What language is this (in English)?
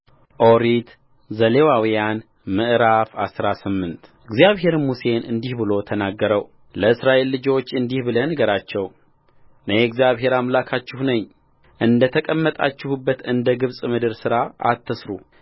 Amharic